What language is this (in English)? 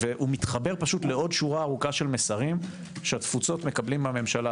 Hebrew